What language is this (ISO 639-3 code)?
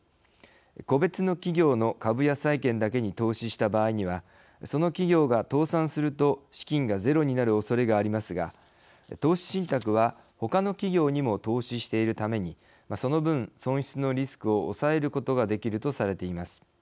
jpn